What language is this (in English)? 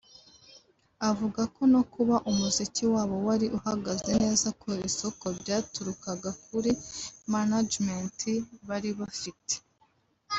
Kinyarwanda